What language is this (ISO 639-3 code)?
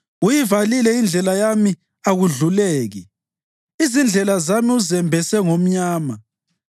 nde